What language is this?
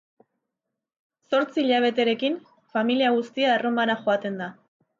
Basque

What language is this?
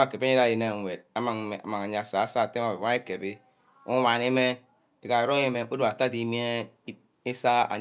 Ubaghara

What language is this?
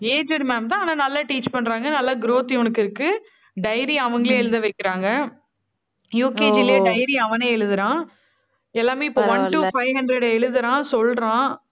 Tamil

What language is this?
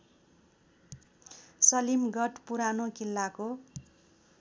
Nepali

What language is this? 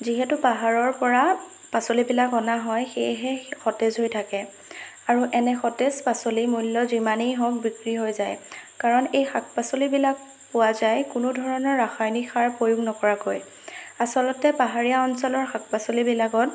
Assamese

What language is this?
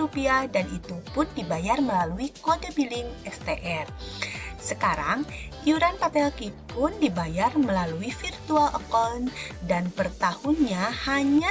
Indonesian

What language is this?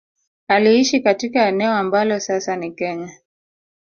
Swahili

